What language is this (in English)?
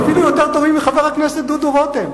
Hebrew